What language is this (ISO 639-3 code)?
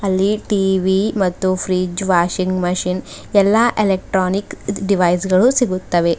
kan